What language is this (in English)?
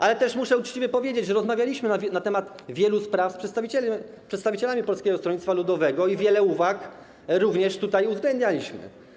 Polish